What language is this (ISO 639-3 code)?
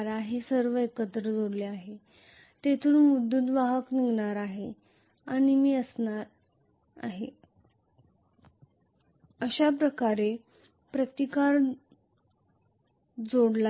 mar